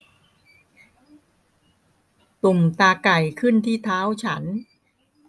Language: Thai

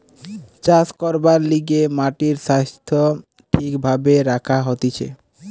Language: Bangla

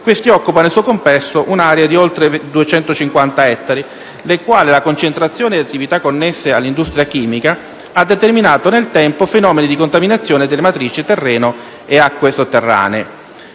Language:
Italian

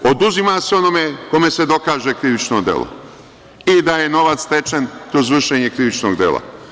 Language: Serbian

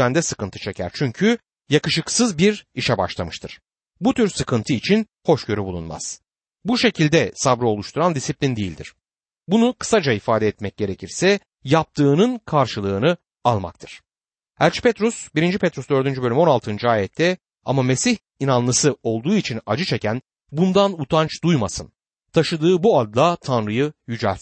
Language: Turkish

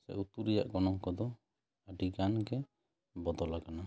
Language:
Santali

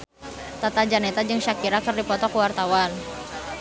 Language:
Sundanese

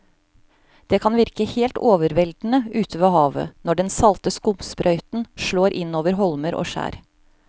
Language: Norwegian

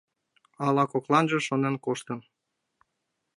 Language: Mari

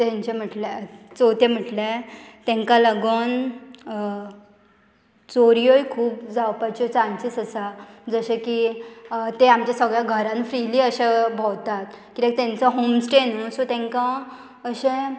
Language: Konkani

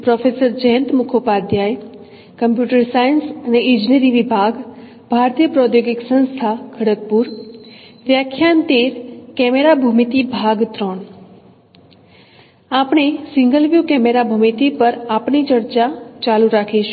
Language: Gujarati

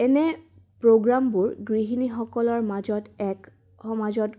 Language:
Assamese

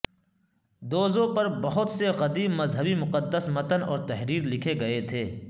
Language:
Urdu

